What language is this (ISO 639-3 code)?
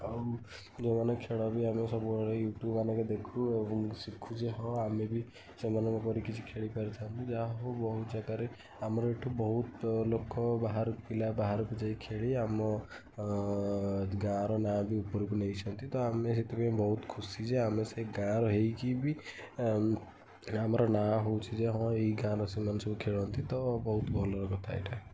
ori